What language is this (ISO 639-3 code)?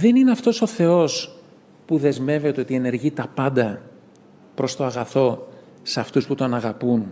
ell